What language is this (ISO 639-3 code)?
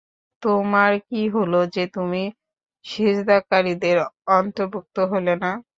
ben